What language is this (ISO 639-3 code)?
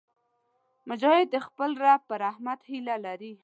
pus